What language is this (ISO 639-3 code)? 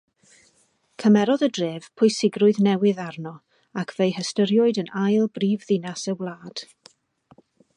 cym